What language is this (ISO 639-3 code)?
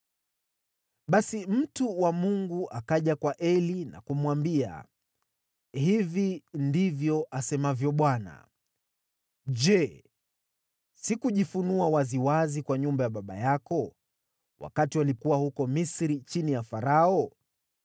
swa